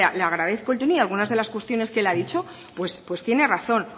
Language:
Spanish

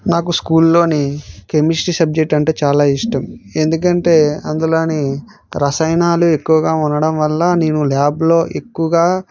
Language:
Telugu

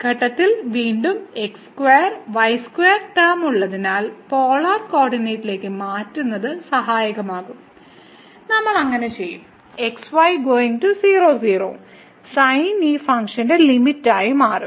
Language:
Malayalam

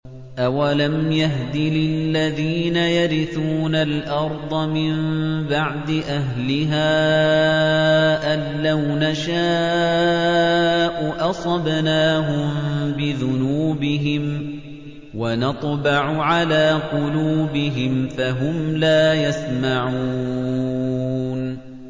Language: Arabic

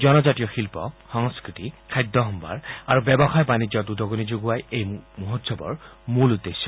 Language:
Assamese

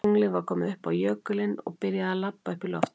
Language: Icelandic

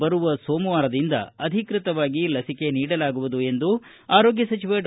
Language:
Kannada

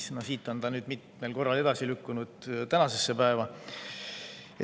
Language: Estonian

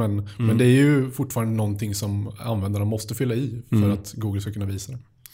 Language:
Swedish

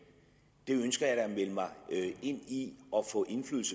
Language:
Danish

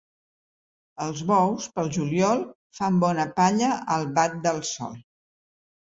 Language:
Catalan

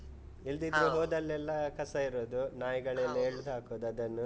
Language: Kannada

